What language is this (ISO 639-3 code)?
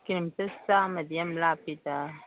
mni